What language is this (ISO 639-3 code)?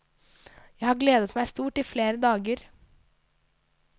nor